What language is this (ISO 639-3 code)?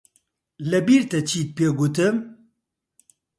ckb